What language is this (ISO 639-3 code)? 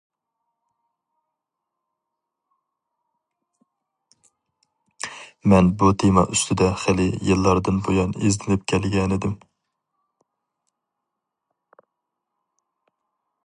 uig